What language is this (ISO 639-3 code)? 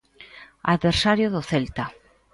glg